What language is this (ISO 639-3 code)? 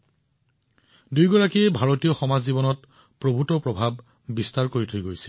asm